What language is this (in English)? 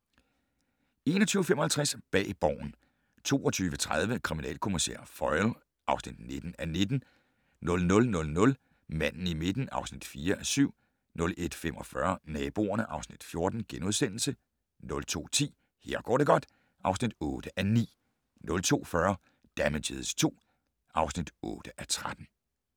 Danish